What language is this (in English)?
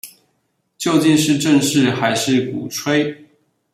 Chinese